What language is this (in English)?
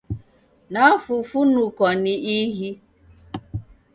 Taita